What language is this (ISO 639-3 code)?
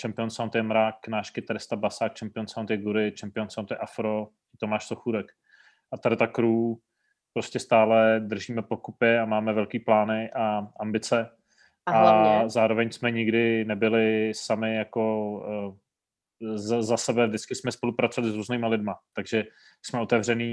ces